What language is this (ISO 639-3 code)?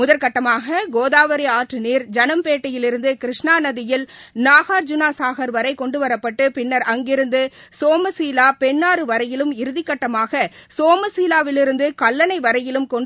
tam